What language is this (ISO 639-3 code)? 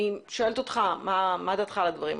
heb